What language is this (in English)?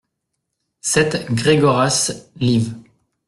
French